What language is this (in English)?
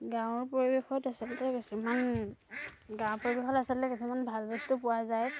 Assamese